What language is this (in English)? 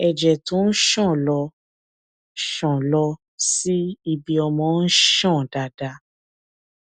Yoruba